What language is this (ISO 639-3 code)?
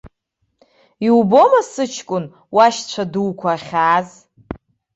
abk